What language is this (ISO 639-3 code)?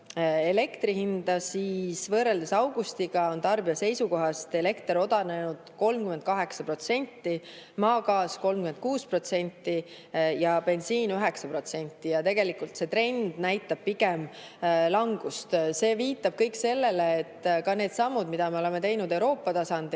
est